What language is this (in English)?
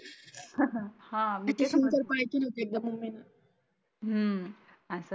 Marathi